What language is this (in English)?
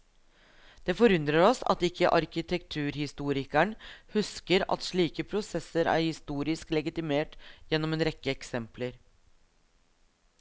Norwegian